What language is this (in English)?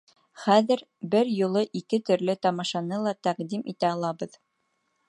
Bashkir